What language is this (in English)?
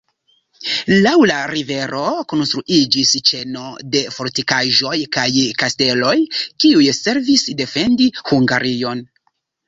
Esperanto